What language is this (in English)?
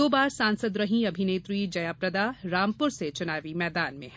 Hindi